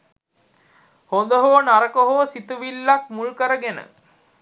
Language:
Sinhala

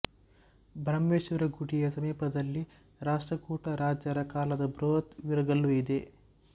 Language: Kannada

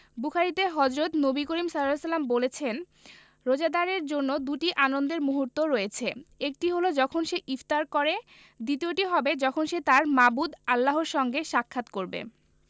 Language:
Bangla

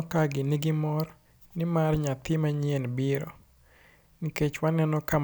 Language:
Luo (Kenya and Tanzania)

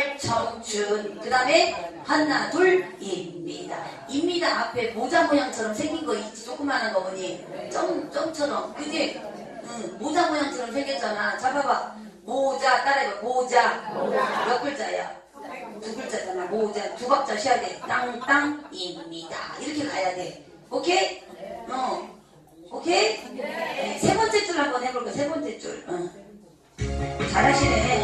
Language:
Korean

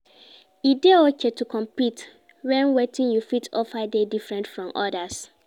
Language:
Nigerian Pidgin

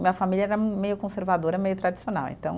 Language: Portuguese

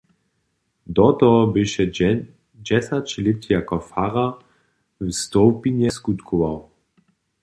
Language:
Upper Sorbian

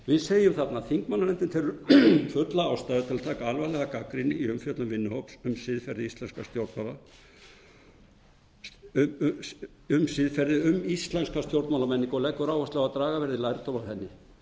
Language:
Icelandic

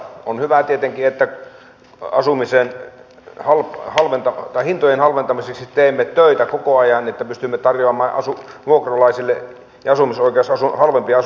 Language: Finnish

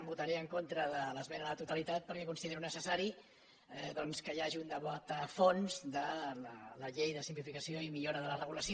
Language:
Catalan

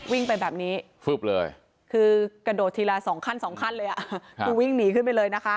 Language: Thai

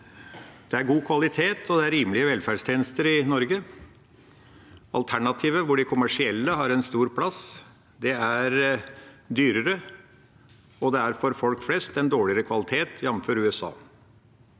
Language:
Norwegian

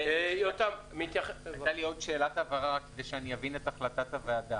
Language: Hebrew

